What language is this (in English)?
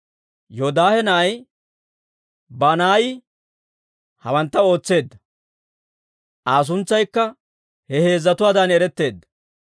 Dawro